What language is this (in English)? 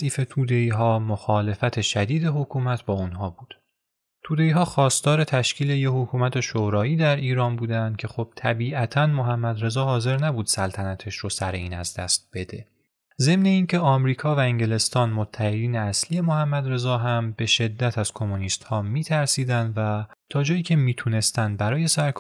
Persian